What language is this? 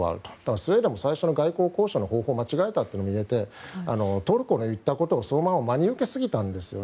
Japanese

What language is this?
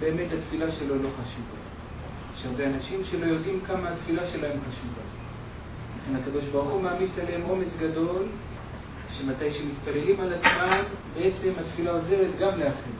Hebrew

